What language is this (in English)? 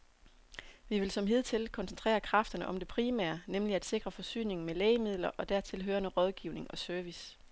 Danish